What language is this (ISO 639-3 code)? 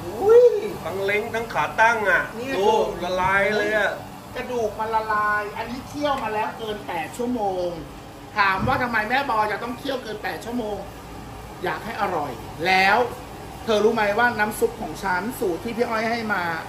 tha